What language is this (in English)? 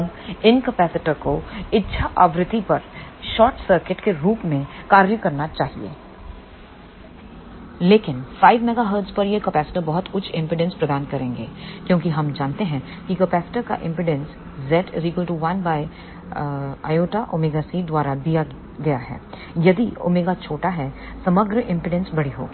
Hindi